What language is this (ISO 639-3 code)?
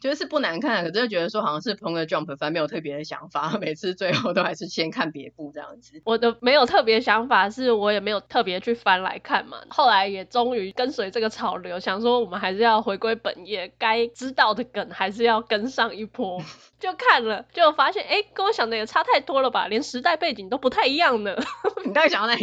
zho